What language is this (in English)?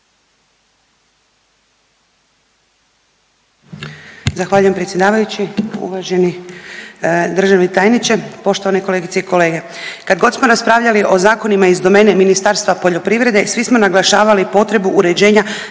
Croatian